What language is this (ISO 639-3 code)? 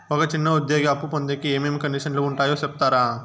tel